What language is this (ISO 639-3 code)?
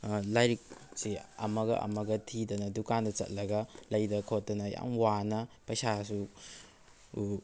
mni